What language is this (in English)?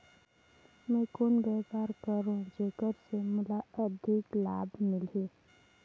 Chhattisgarhi